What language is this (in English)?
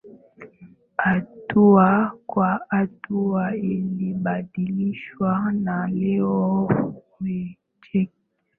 Swahili